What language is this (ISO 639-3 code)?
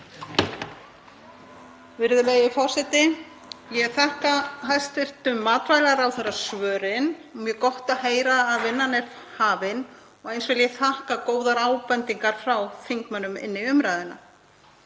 isl